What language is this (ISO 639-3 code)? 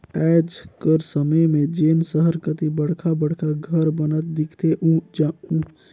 hne